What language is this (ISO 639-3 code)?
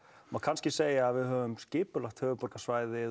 isl